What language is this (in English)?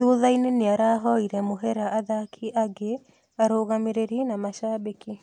Kikuyu